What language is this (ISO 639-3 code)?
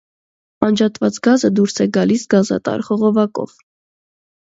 hye